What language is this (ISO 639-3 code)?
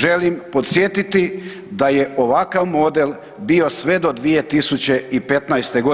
hrv